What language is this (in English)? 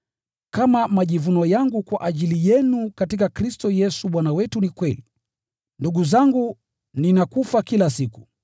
Swahili